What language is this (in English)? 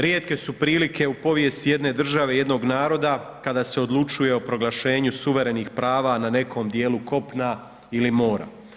Croatian